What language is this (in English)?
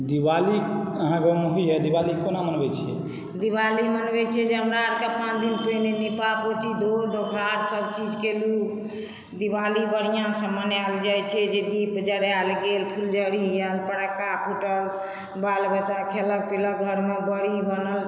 Maithili